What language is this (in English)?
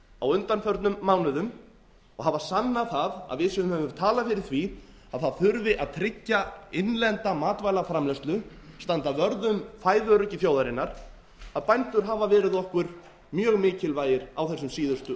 Icelandic